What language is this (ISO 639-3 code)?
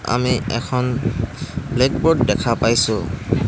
asm